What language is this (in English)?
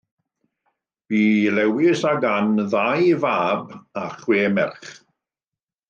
Welsh